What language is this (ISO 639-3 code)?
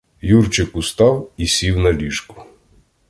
ukr